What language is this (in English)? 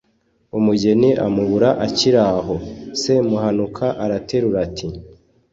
Kinyarwanda